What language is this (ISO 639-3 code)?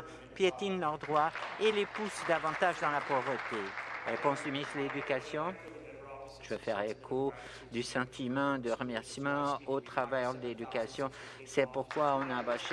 fra